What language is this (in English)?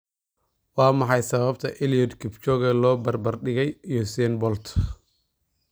Somali